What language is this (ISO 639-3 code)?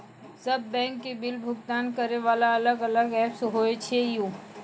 mai